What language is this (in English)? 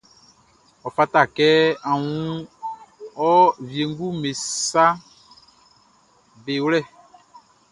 Baoulé